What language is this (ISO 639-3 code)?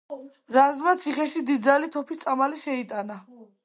kat